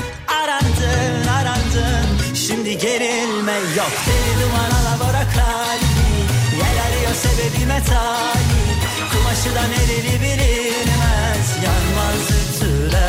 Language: Turkish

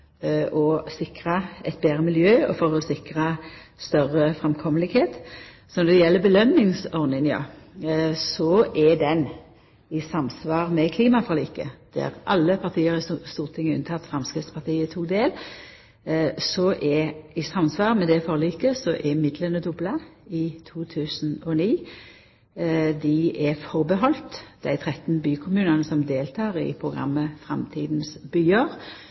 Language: Norwegian Nynorsk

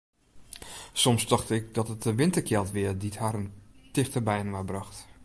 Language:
Western Frisian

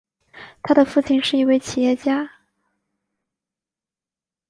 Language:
Chinese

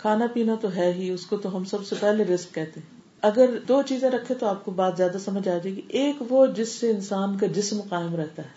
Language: Urdu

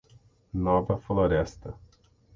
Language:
Portuguese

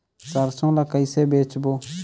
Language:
Chhattisgarhi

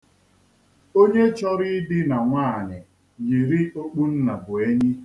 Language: Igbo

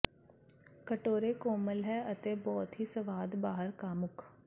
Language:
Punjabi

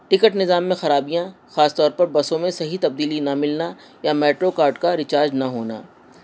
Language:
Urdu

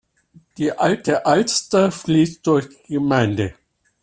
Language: German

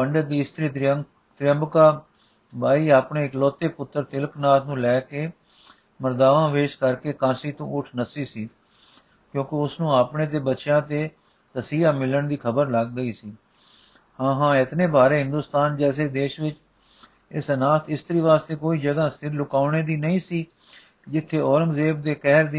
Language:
Punjabi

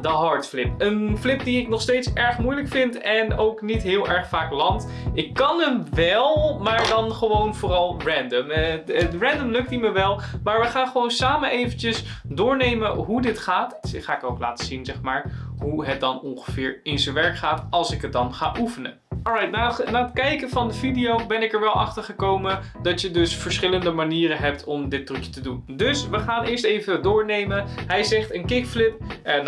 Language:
Dutch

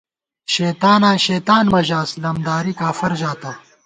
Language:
Gawar-Bati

